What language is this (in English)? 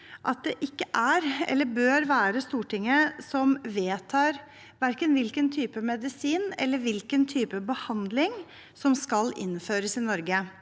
Norwegian